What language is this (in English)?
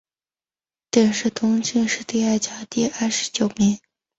Chinese